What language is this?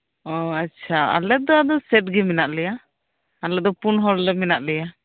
Santali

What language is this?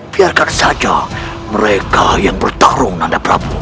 Indonesian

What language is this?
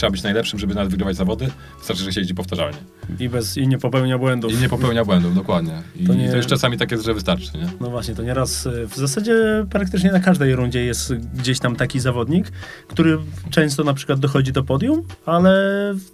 Polish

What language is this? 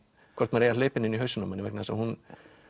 Icelandic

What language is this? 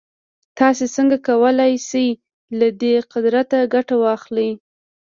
Pashto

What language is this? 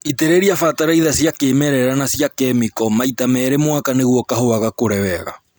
Kikuyu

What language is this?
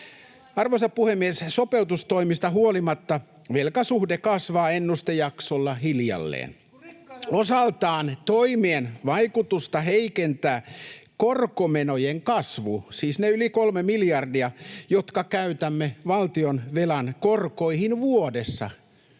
Finnish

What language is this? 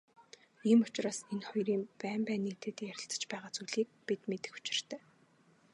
Mongolian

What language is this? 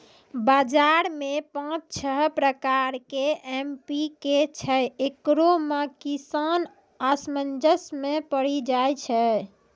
Maithili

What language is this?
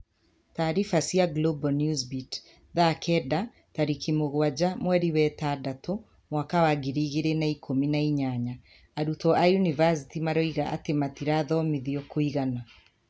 Kikuyu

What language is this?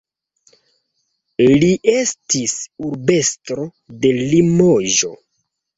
Esperanto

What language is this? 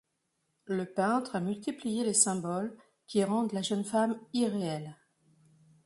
French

